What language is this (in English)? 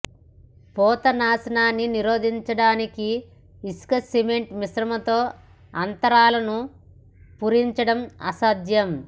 Telugu